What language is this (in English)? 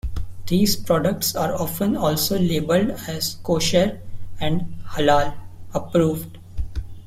English